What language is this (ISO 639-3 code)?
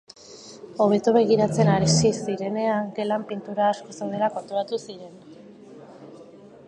eus